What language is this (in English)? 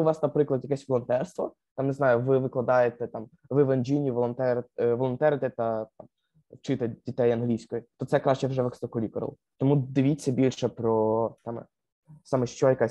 Ukrainian